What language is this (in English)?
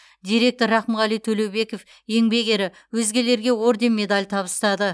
Kazakh